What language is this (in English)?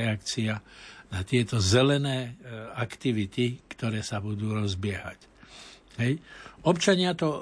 Slovak